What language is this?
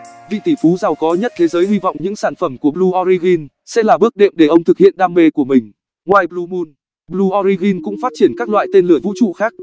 Vietnamese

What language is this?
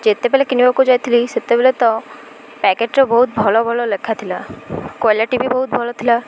Odia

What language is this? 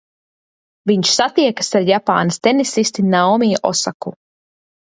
Latvian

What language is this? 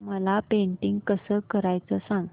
Marathi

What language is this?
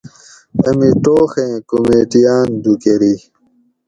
Gawri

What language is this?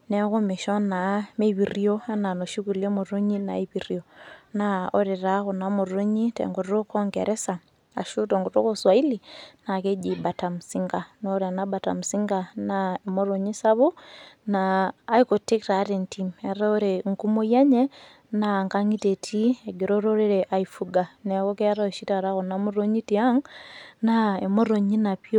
Masai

